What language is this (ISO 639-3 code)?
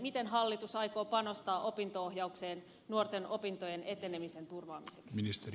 fin